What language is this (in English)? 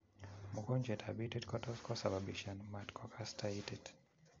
Kalenjin